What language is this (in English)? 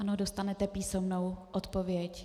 Czech